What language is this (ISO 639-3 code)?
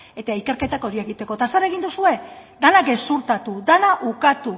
eus